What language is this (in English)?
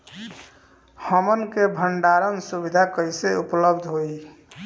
Bhojpuri